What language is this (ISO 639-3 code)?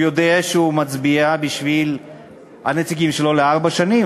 heb